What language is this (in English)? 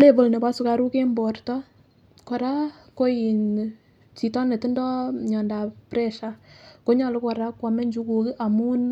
Kalenjin